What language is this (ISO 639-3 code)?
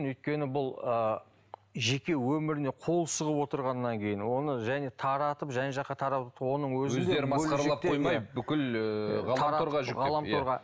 kaz